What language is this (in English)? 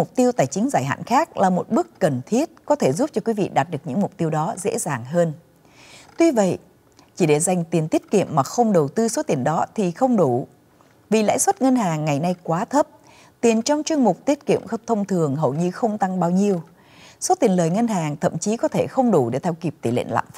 Vietnamese